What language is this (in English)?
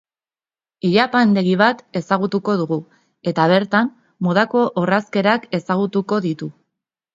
Basque